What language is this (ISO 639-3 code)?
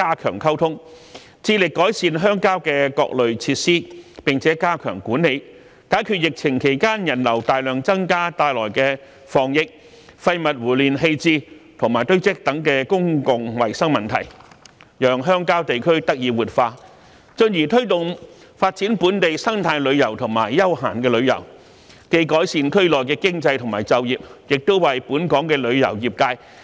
yue